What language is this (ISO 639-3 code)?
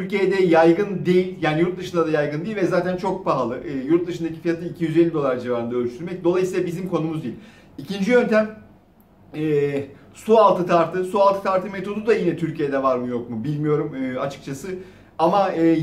tur